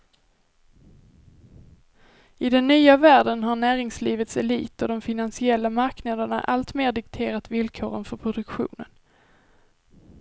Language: Swedish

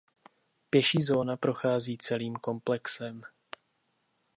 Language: Czech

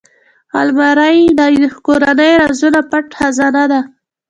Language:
Pashto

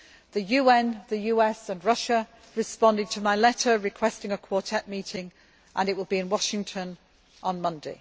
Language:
English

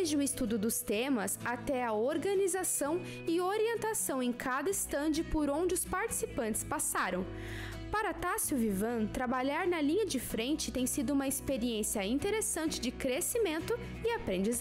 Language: Portuguese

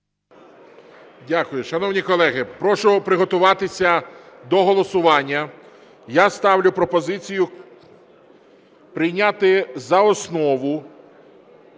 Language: Ukrainian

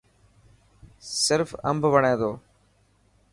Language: Dhatki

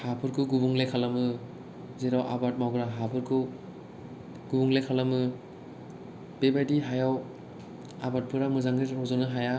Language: Bodo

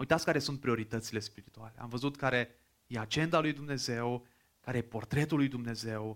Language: Romanian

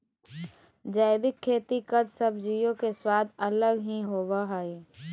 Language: Magahi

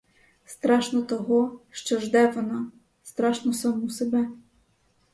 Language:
Ukrainian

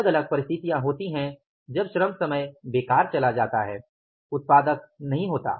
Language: Hindi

